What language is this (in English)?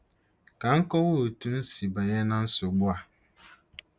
Igbo